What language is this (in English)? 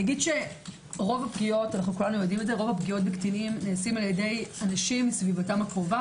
Hebrew